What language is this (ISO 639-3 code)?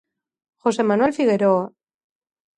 glg